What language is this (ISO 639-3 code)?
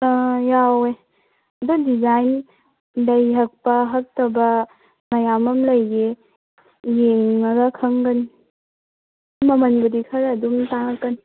mni